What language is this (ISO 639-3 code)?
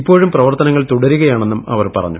mal